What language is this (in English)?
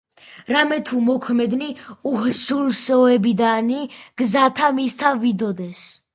Georgian